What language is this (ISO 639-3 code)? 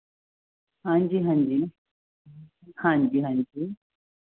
pan